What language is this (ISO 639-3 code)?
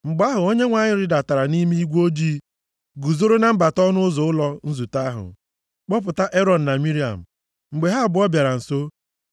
ibo